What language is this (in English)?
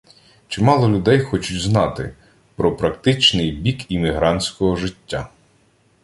Ukrainian